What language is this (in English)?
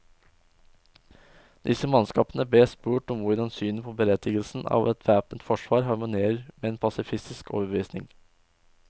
Norwegian